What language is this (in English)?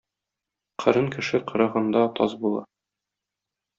Tatar